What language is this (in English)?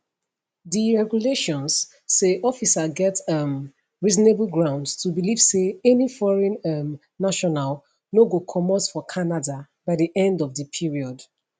Nigerian Pidgin